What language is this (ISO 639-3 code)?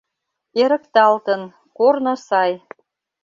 chm